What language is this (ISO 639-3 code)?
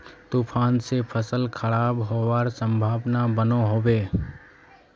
mag